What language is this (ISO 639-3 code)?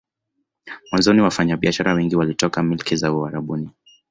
swa